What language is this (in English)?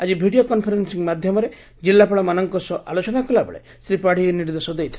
Odia